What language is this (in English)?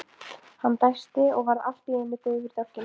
Icelandic